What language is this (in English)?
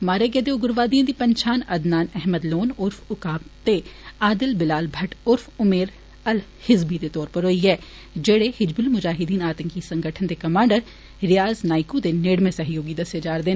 Dogri